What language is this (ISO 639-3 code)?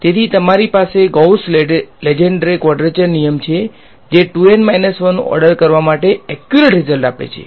guj